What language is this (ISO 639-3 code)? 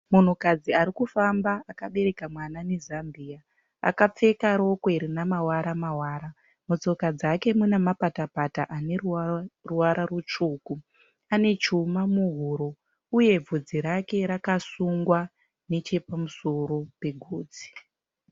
sna